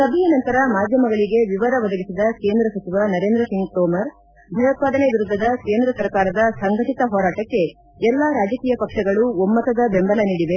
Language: Kannada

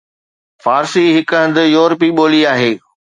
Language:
Sindhi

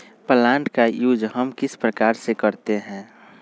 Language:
Magahi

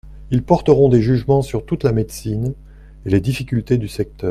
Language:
French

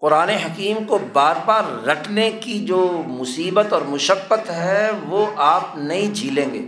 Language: Urdu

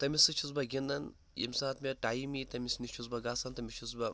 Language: Kashmiri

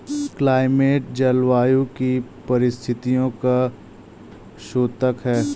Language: Hindi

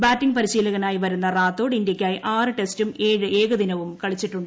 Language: Malayalam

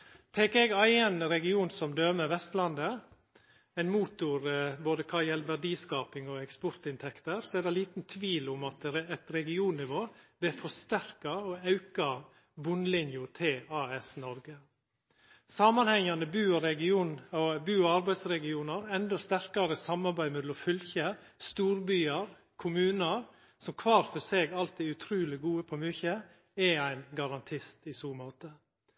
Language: Norwegian Nynorsk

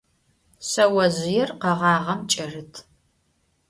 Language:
Adyghe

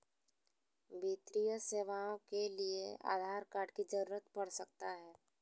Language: Magahi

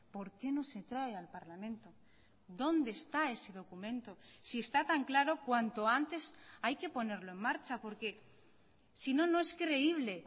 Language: Spanish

